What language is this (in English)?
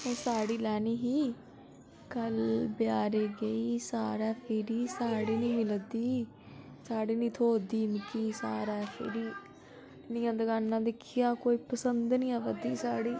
Dogri